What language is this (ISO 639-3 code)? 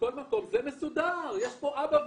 heb